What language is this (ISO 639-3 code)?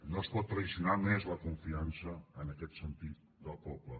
cat